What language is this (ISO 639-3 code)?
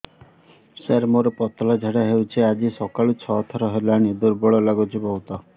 ori